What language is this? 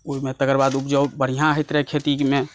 Maithili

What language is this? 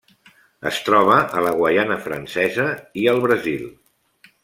Catalan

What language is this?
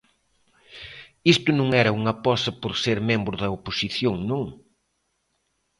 Galician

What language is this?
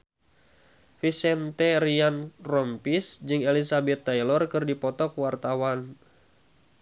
Sundanese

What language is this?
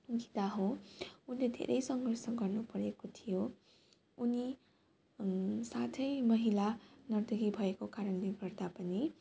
Nepali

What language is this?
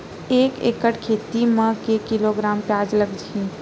Chhattisgarhi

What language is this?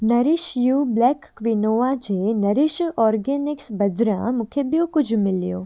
Sindhi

